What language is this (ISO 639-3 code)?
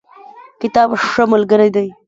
pus